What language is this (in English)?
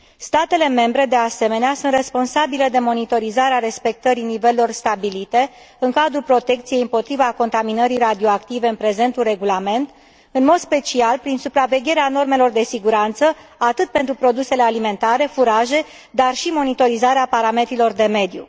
Romanian